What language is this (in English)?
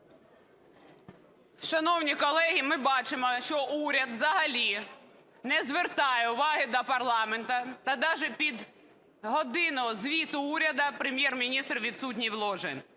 Ukrainian